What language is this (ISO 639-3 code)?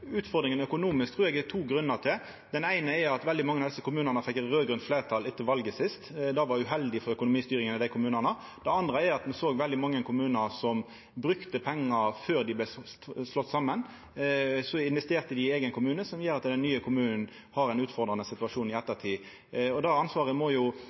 nno